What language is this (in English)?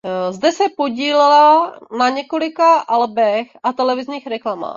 Czech